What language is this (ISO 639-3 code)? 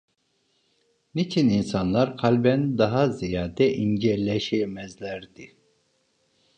tur